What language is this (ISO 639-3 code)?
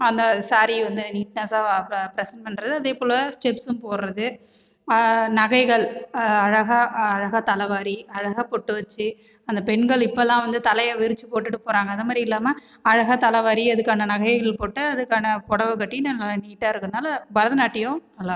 tam